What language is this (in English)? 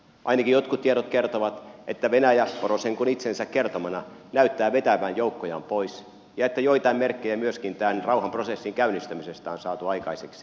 Finnish